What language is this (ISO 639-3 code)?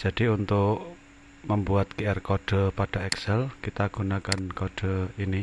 ind